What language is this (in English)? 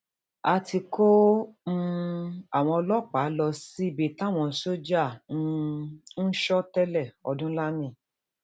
Yoruba